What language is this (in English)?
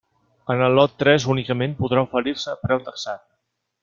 Catalan